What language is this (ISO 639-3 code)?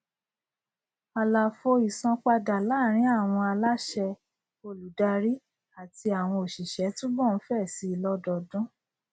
yor